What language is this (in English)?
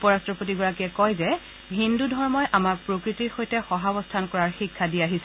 Assamese